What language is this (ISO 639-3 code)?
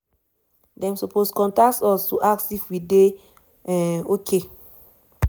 pcm